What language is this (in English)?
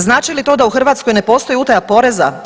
Croatian